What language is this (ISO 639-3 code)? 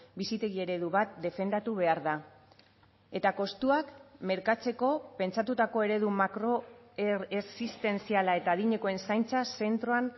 eus